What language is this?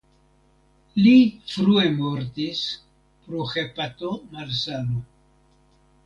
Esperanto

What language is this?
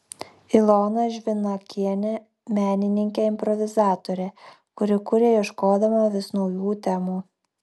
Lithuanian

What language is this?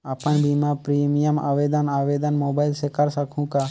Chhattisgarhi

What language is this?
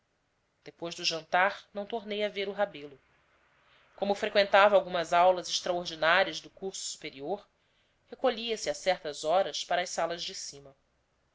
Portuguese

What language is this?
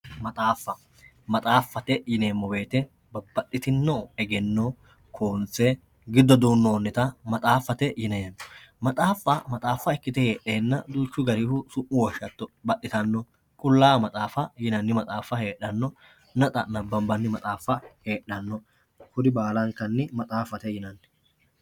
Sidamo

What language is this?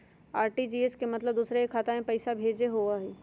Magahi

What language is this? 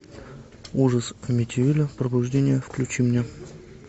Russian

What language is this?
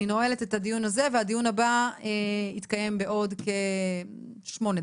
Hebrew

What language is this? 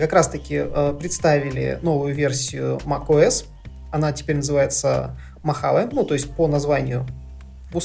Russian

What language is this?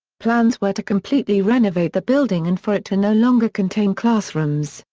English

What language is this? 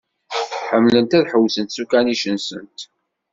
Kabyle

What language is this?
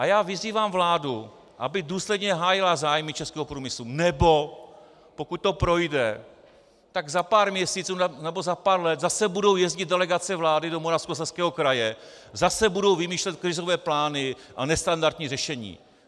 Czech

